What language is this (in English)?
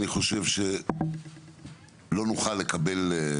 Hebrew